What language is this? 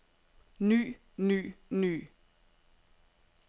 Danish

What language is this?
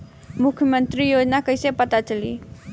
Bhojpuri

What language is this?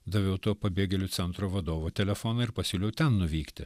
Lithuanian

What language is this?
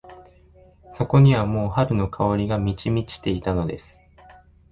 Japanese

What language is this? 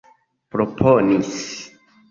Esperanto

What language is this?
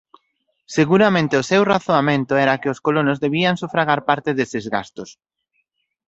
Galician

